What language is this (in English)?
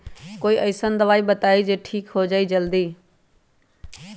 Magahi